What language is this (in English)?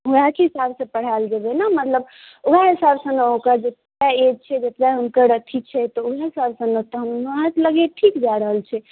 Maithili